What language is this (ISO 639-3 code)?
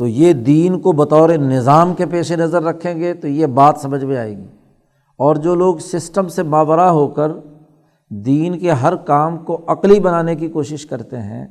urd